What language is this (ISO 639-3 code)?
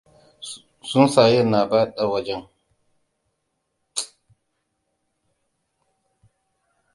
hau